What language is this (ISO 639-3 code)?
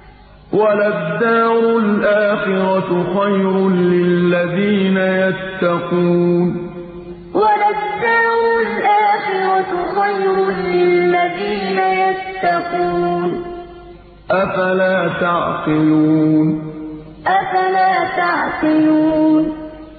ara